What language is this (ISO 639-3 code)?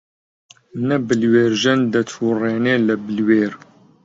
ckb